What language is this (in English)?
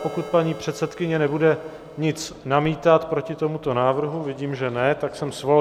Czech